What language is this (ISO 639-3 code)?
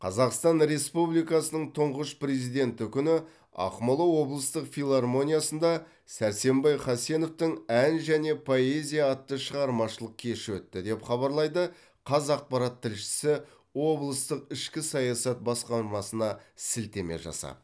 kaz